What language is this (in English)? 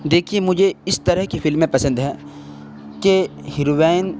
Urdu